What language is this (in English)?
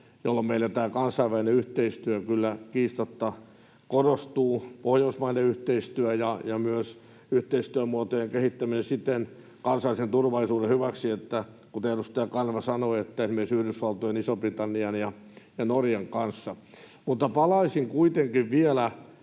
Finnish